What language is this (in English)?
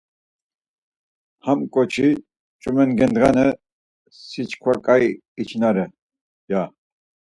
Laz